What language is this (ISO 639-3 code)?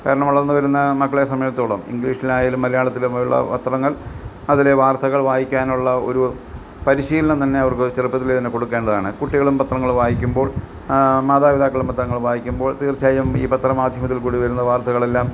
mal